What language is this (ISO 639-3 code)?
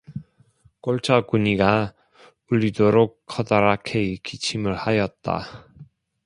kor